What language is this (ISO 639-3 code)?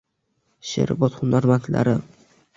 uzb